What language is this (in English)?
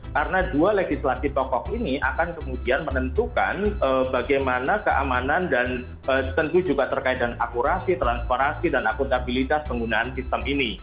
Indonesian